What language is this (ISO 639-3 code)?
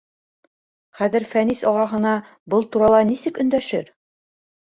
bak